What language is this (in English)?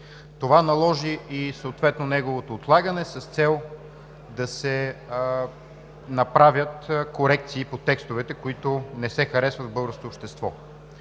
Bulgarian